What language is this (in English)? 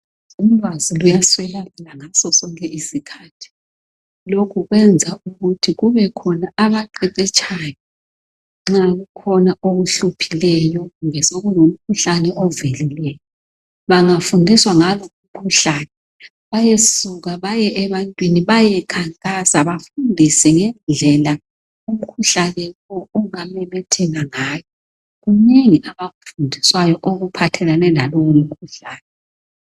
North Ndebele